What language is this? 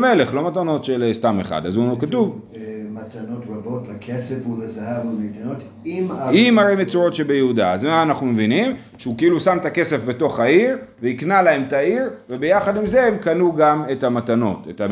Hebrew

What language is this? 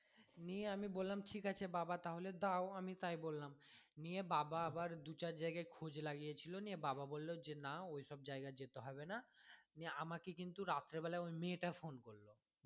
Bangla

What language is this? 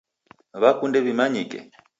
Taita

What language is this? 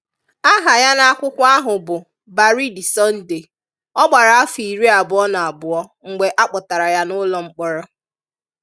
Igbo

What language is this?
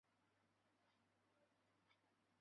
Chinese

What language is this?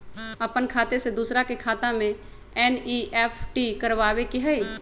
Magahi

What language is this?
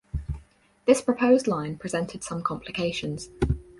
English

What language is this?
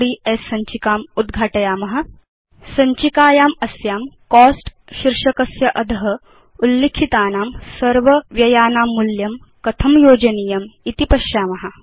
Sanskrit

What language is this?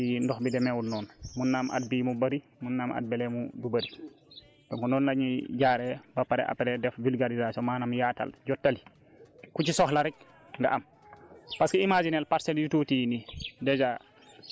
Wolof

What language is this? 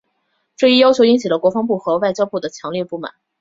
Chinese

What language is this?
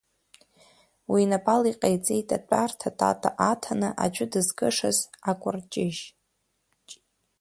Abkhazian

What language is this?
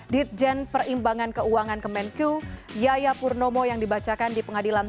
Indonesian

